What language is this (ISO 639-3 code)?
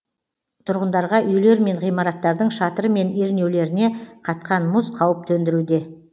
kaz